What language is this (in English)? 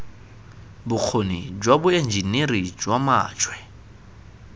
Tswana